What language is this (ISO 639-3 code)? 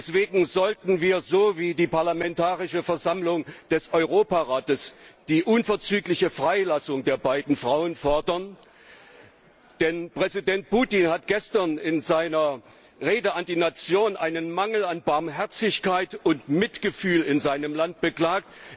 deu